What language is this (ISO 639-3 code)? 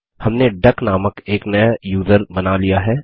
hin